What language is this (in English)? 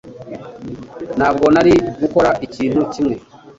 Kinyarwanda